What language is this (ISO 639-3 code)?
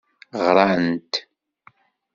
kab